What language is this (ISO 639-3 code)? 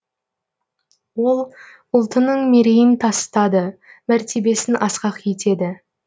kaz